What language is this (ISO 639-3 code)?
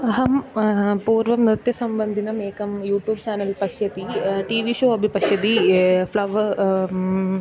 san